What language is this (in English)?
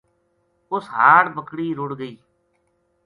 Gujari